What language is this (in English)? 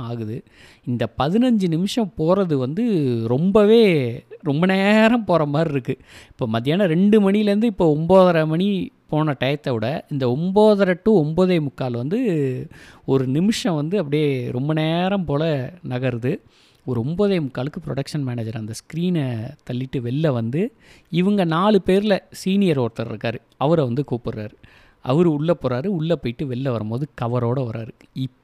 Tamil